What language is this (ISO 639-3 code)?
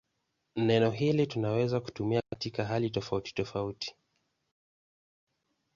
swa